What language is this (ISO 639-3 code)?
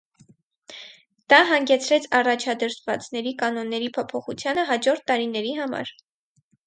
hye